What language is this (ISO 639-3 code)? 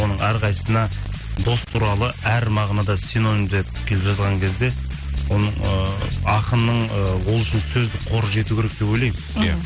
kaz